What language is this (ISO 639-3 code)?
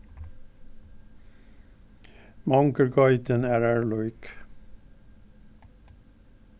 fao